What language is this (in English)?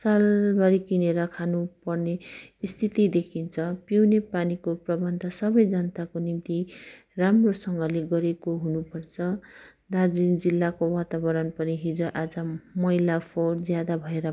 Nepali